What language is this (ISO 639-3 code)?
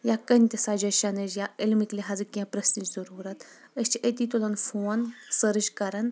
kas